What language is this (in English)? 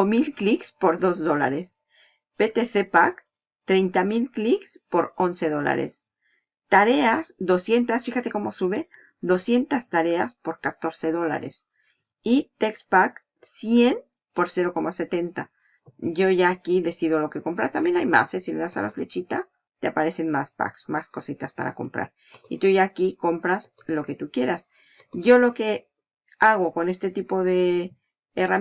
Spanish